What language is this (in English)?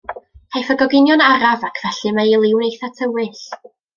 Welsh